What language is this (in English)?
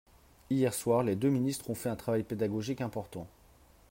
French